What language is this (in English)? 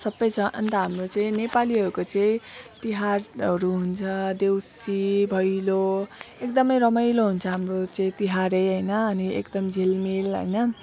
Nepali